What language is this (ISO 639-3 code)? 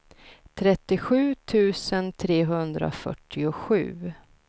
swe